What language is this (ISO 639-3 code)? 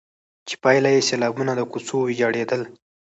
pus